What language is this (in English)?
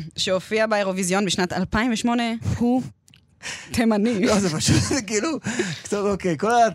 Hebrew